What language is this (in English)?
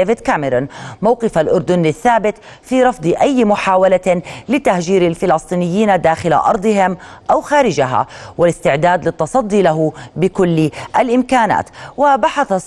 Arabic